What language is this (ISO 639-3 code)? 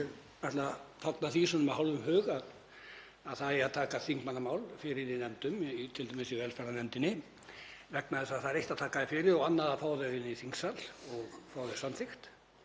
isl